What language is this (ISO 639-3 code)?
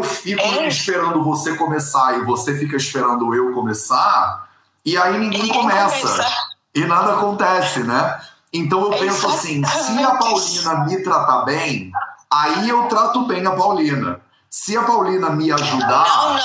por